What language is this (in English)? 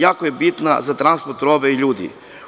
Serbian